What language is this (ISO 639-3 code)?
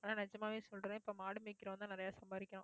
tam